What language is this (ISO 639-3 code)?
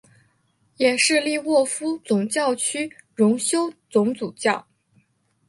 zho